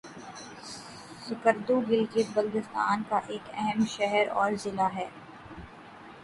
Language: Urdu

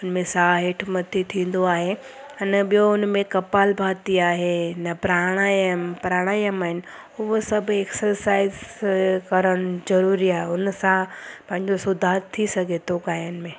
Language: Sindhi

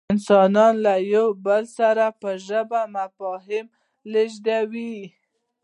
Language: Pashto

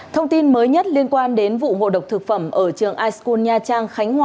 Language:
Vietnamese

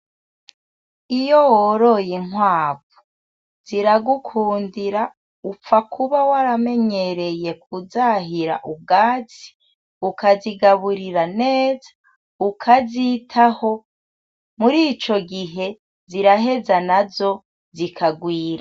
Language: Rundi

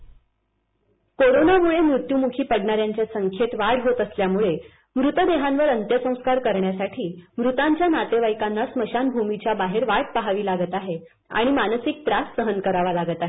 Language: Marathi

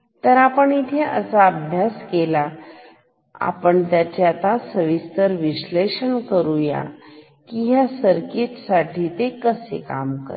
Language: Marathi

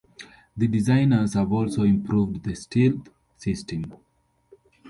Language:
English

